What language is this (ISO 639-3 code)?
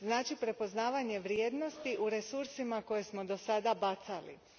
hrv